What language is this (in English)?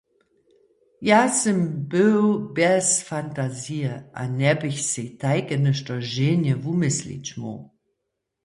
Upper Sorbian